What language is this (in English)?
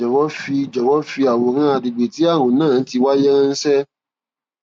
Yoruba